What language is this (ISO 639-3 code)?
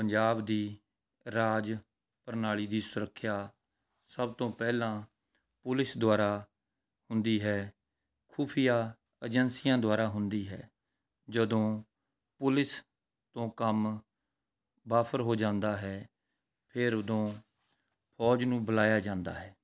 pan